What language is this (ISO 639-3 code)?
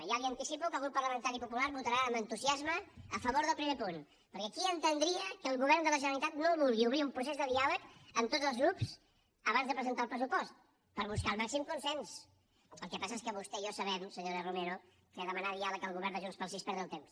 cat